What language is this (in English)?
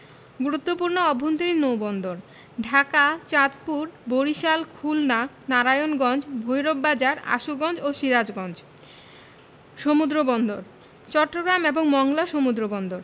Bangla